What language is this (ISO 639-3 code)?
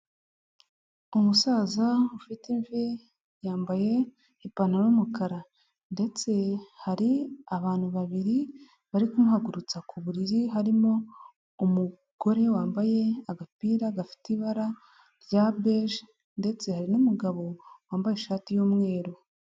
kin